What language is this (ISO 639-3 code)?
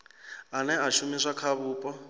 ven